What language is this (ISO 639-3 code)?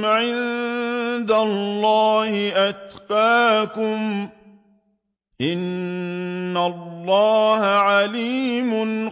ara